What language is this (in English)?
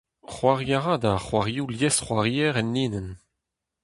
Breton